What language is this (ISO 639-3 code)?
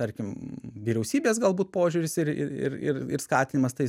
lit